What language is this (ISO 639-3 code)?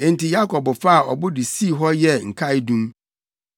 aka